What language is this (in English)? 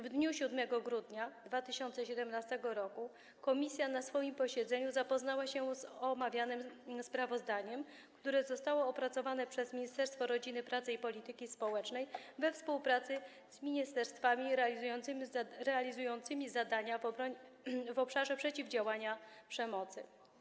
Polish